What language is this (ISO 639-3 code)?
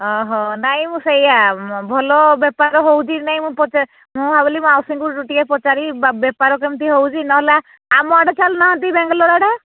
ori